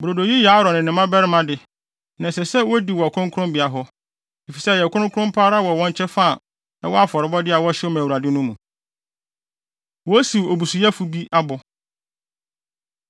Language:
Akan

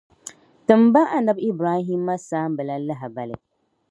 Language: Dagbani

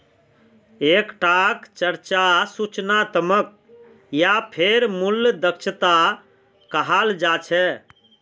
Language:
Magahi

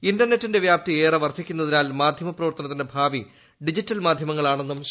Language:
Malayalam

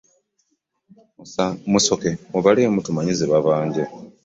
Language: Ganda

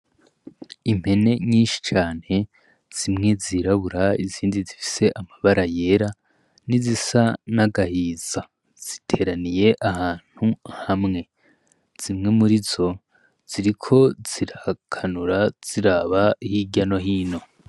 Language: Rundi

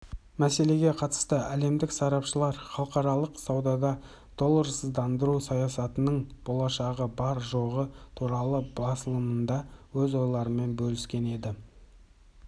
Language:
Kazakh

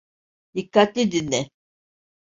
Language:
Turkish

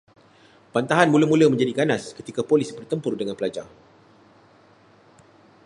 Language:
Malay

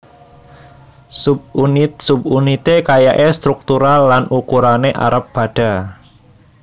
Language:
Javanese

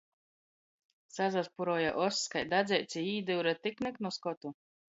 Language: Latgalian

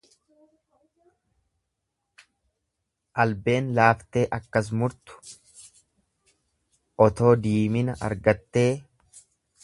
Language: Oromo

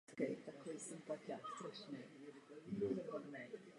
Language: Czech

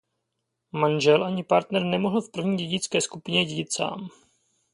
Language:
Czech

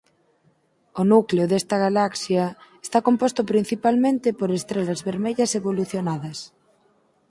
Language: Galician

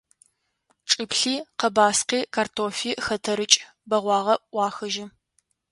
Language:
Adyghe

